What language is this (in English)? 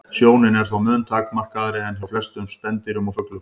Icelandic